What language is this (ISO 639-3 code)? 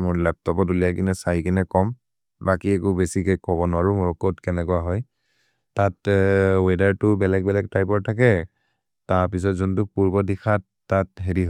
mrr